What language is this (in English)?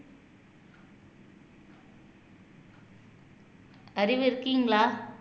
Tamil